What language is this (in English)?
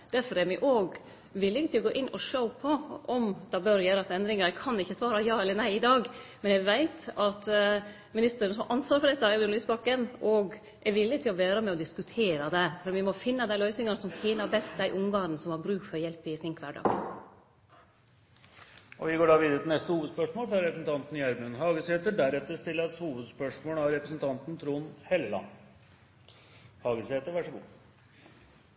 Norwegian